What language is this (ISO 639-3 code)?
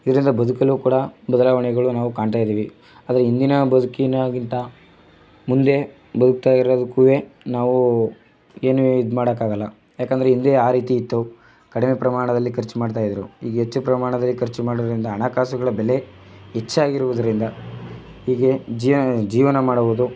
kan